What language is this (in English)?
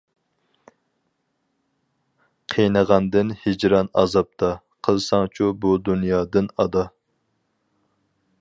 Uyghur